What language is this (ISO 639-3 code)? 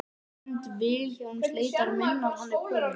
isl